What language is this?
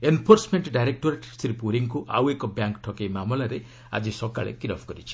Odia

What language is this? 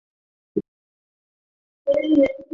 Bangla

